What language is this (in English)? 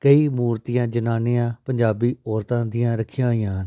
Punjabi